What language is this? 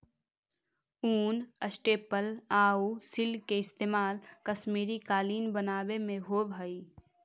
Magahi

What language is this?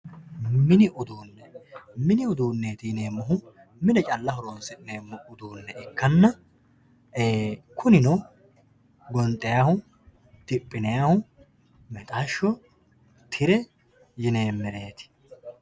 Sidamo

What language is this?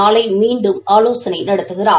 Tamil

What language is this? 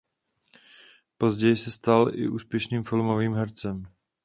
Czech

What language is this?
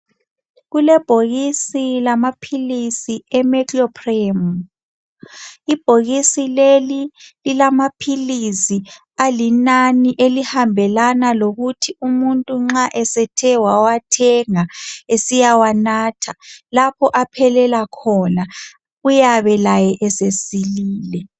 North Ndebele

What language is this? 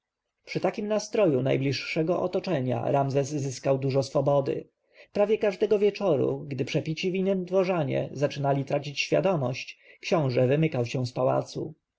Polish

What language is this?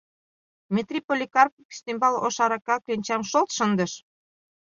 Mari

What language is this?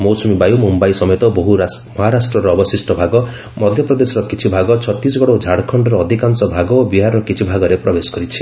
Odia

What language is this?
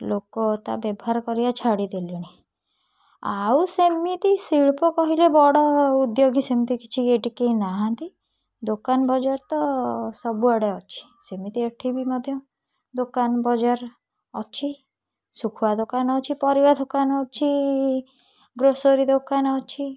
Odia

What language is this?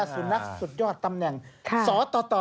Thai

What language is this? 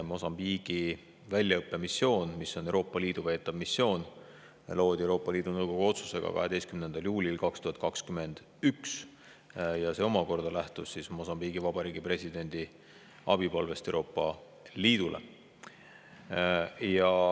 Estonian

